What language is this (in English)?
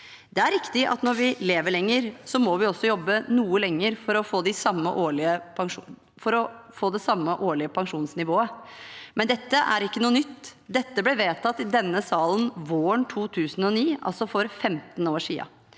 Norwegian